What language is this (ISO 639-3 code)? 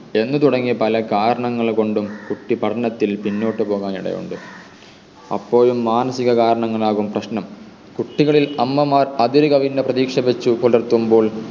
mal